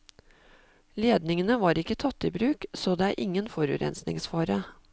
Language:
Norwegian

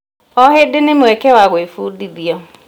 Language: Kikuyu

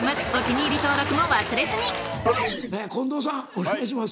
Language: Japanese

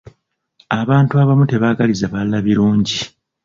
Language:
Ganda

